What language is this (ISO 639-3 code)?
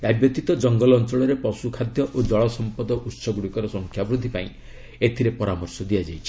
ori